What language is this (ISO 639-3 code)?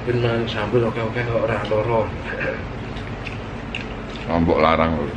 ind